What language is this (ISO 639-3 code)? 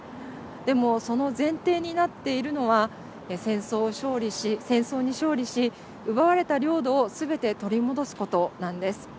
jpn